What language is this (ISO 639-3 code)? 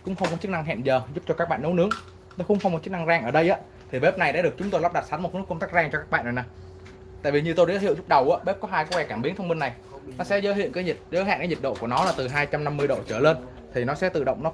vie